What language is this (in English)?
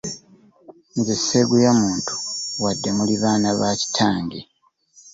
Ganda